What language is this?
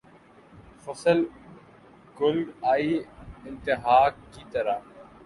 Urdu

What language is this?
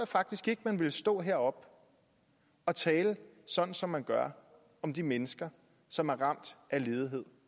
Danish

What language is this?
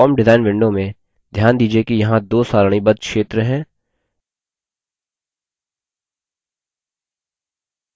Hindi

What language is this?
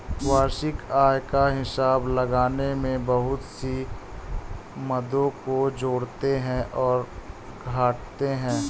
Hindi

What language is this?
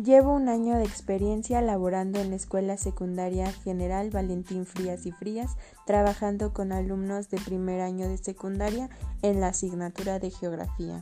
Spanish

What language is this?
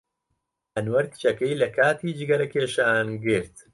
Central Kurdish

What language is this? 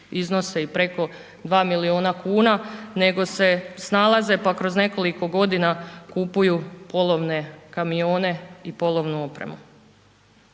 Croatian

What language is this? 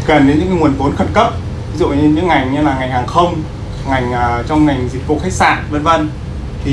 Vietnamese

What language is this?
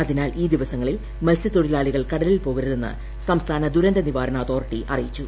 Malayalam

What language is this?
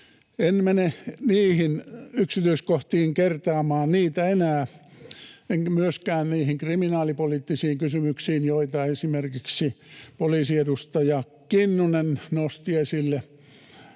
Finnish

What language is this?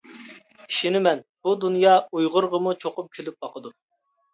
Uyghur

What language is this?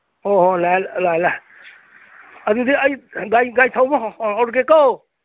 Manipuri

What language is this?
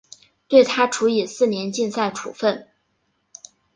Chinese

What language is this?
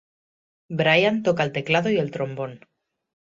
Spanish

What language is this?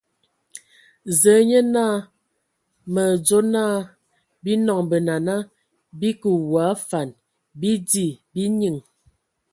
Ewondo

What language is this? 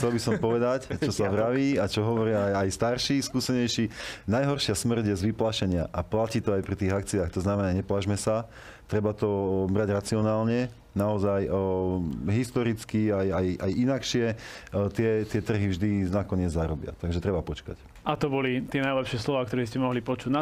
Slovak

